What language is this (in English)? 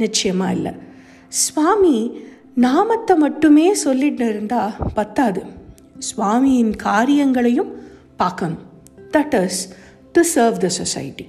Tamil